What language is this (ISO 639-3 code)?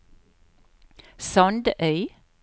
nor